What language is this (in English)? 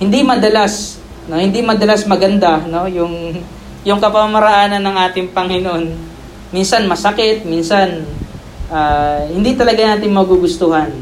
Filipino